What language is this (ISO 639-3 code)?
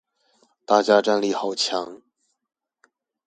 zho